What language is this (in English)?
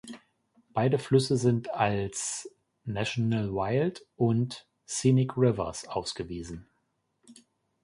German